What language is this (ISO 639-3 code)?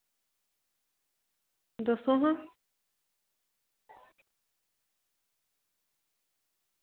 doi